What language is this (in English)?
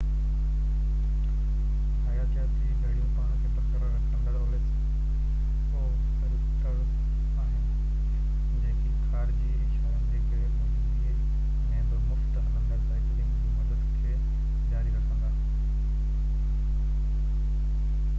Sindhi